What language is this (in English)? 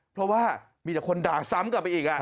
Thai